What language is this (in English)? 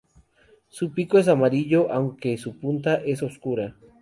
Spanish